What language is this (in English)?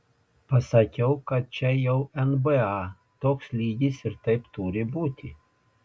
Lithuanian